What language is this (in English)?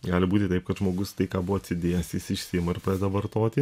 Lithuanian